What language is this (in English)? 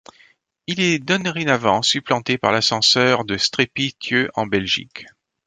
French